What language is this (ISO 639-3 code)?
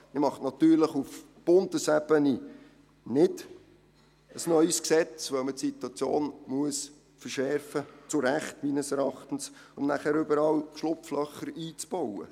gsw